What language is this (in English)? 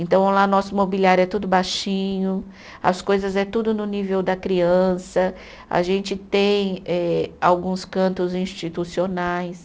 Portuguese